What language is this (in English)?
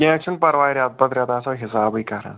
Kashmiri